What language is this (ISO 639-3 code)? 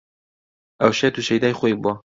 ckb